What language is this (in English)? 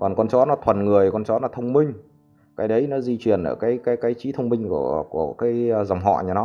Vietnamese